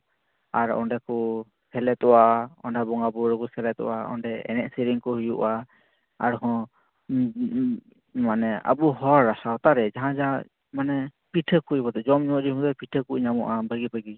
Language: Santali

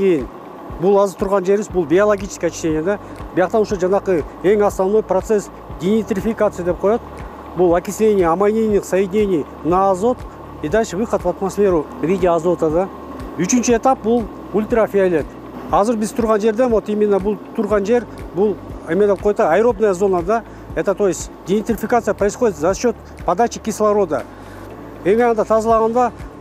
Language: Turkish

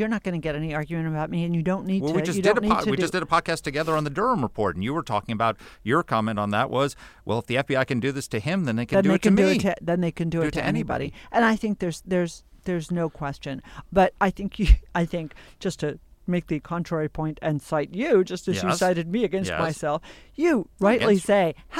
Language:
English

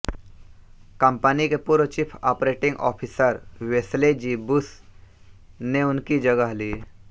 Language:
Hindi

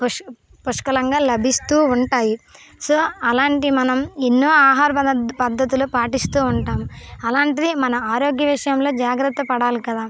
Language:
Telugu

